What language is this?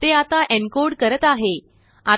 Marathi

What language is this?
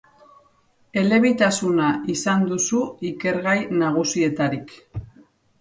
Basque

